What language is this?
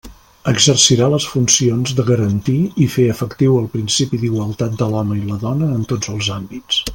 Catalan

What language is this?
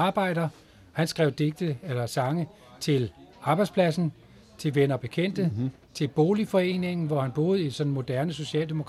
Danish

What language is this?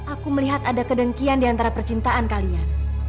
Indonesian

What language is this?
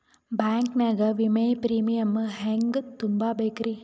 Kannada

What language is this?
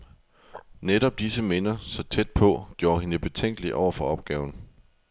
Danish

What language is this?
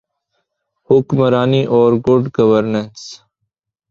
Urdu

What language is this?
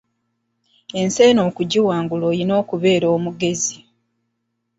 Ganda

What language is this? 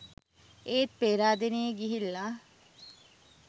Sinhala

